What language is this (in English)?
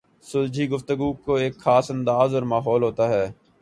Urdu